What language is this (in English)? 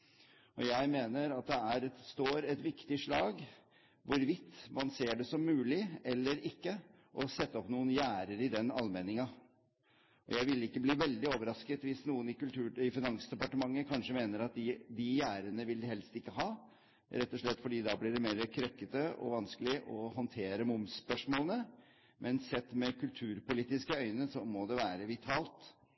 Norwegian Bokmål